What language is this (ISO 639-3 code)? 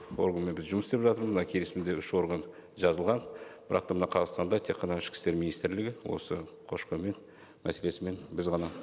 kaz